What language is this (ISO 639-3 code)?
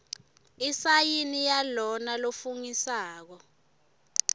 ssw